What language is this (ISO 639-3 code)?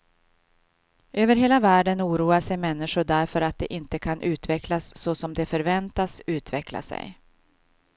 swe